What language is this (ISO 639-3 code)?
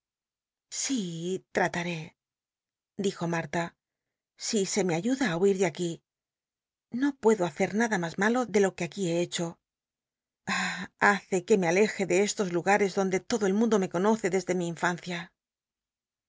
spa